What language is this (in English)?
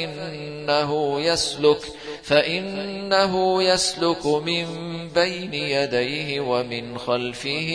Arabic